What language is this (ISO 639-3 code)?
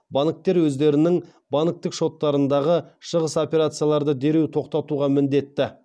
kaz